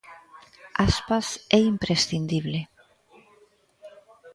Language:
Galician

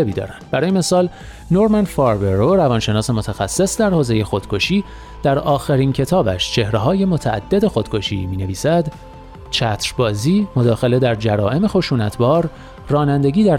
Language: Persian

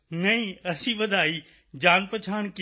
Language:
Punjabi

